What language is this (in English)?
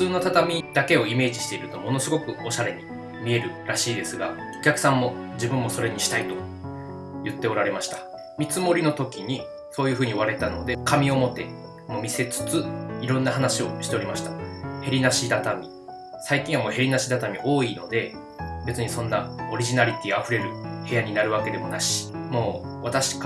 Japanese